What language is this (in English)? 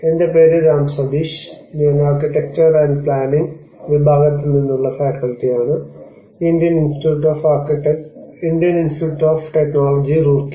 Malayalam